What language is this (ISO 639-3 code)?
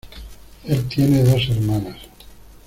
spa